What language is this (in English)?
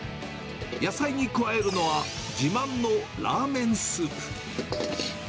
Japanese